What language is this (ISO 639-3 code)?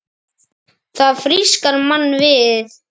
isl